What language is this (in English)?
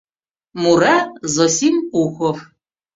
Mari